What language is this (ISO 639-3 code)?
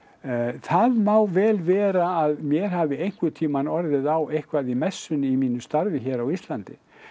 isl